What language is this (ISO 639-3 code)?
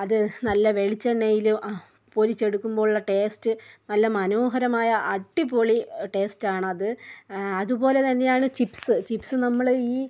mal